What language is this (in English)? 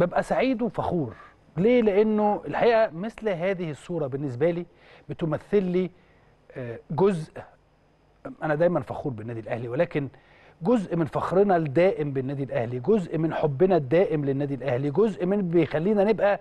Arabic